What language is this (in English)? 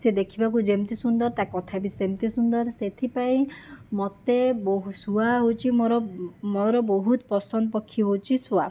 Odia